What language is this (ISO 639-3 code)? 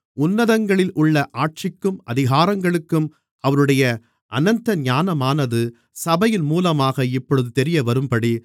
tam